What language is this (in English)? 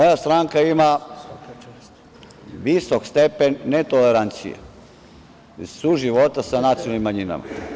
Serbian